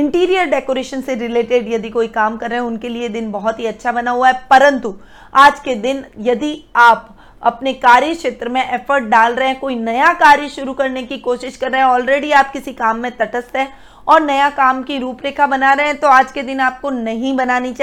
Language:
Hindi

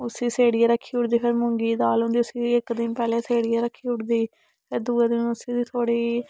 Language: Dogri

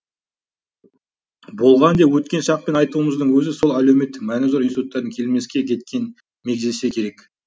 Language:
Kazakh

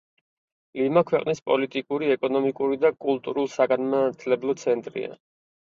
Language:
Georgian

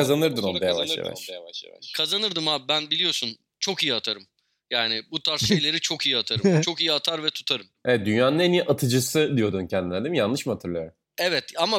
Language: Turkish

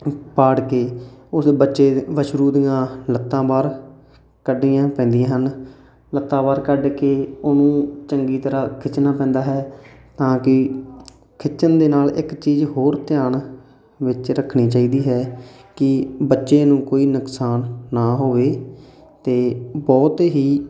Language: Punjabi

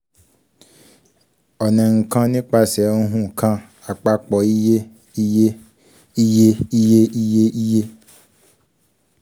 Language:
Yoruba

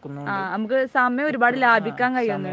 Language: Malayalam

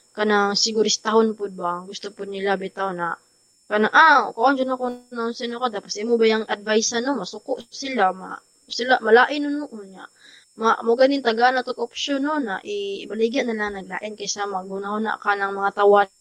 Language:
Filipino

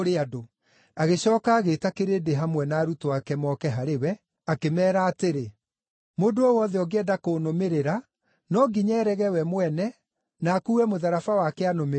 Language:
Kikuyu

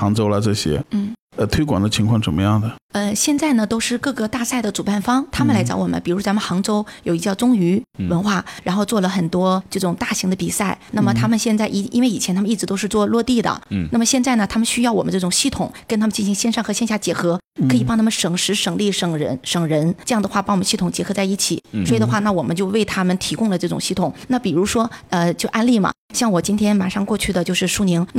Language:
Chinese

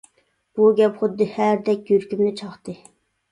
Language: Uyghur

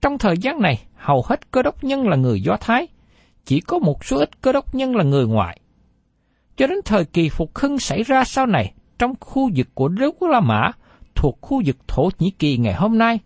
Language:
Vietnamese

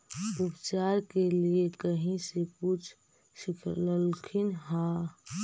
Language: Magahi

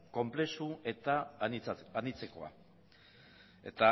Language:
Basque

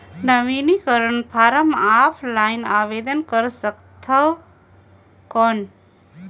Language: Chhattisgarhi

